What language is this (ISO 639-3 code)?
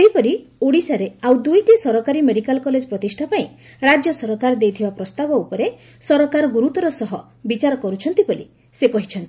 ori